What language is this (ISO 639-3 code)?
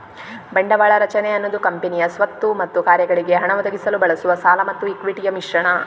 kan